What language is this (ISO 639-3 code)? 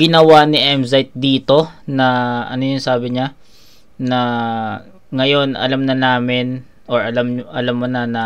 fil